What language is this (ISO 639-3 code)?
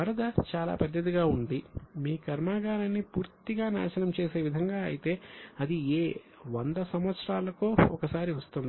tel